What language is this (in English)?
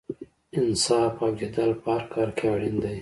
Pashto